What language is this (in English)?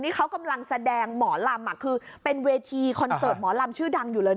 Thai